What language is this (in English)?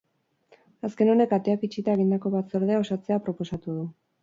Basque